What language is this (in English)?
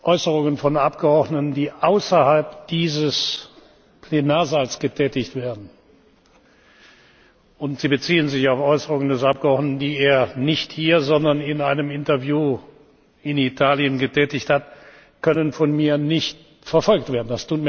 German